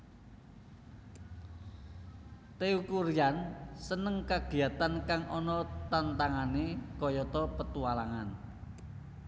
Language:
Javanese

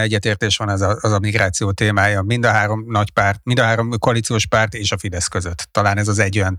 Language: Hungarian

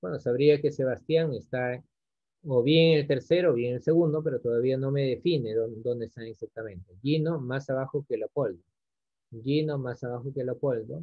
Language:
Spanish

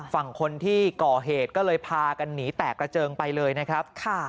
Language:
Thai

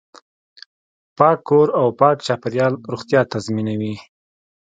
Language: Pashto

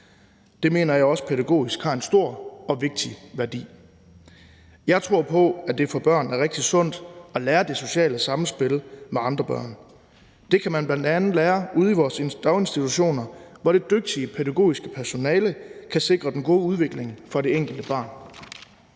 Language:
Danish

